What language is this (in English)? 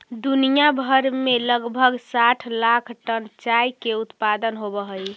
Magahi